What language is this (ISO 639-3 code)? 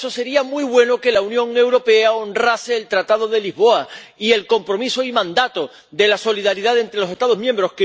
spa